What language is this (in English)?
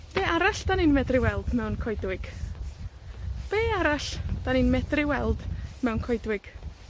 Welsh